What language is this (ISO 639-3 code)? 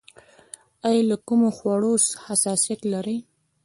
pus